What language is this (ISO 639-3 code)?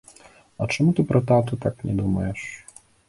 bel